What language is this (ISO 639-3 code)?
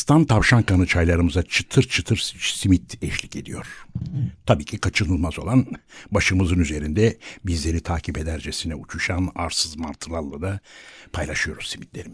tur